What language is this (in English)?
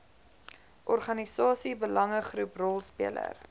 Afrikaans